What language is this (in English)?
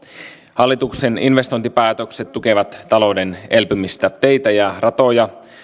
Finnish